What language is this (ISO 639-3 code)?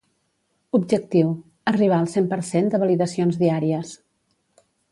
cat